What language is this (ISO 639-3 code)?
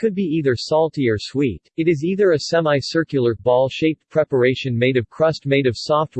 eng